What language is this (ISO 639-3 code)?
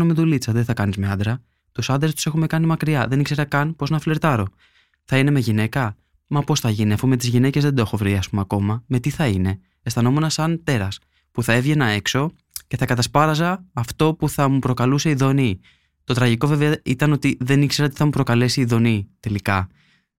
ell